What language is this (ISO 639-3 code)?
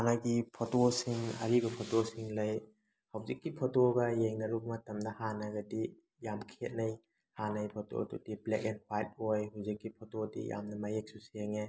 mni